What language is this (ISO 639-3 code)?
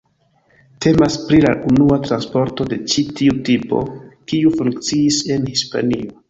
epo